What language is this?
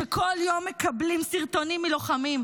Hebrew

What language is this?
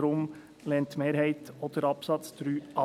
Swiss German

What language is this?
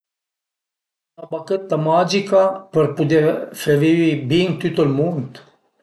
Piedmontese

